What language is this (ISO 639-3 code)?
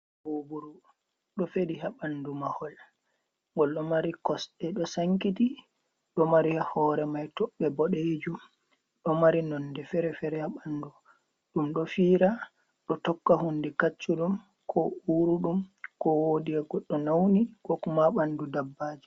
ful